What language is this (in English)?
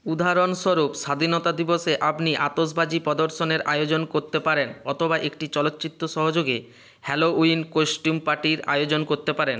Bangla